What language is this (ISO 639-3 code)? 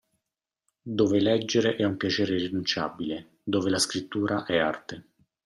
ita